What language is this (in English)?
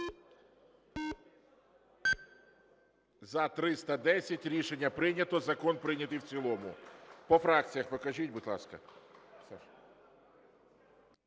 Ukrainian